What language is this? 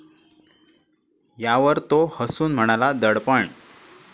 Marathi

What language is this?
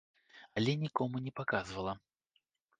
Belarusian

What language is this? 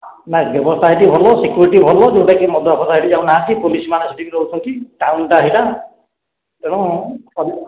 Odia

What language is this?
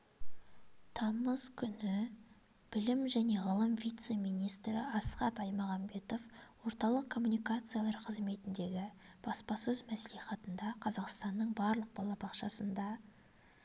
Kazakh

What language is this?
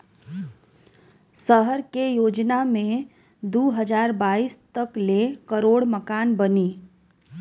Bhojpuri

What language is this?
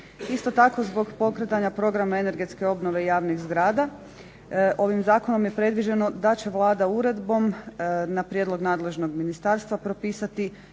Croatian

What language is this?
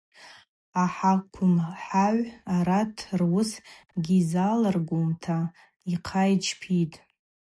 Abaza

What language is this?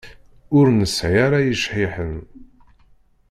Kabyle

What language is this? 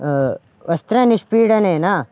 Sanskrit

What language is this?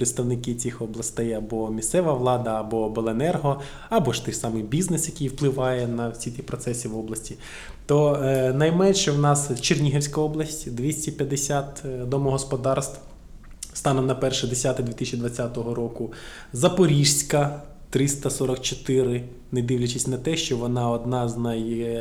Ukrainian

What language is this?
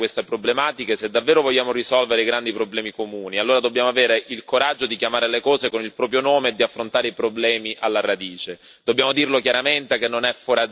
Italian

